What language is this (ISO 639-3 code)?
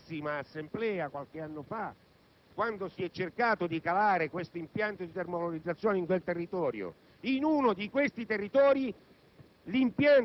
ita